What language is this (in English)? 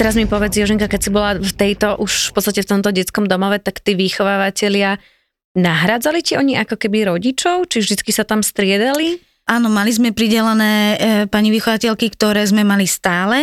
Slovak